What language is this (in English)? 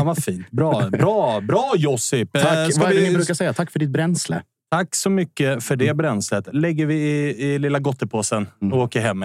Swedish